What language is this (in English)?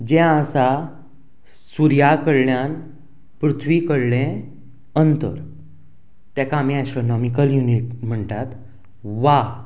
Konkani